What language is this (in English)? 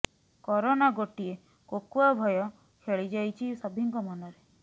Odia